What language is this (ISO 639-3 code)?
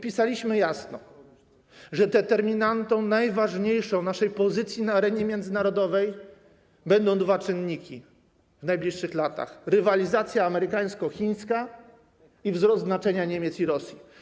pol